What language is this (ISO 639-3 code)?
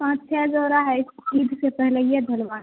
urd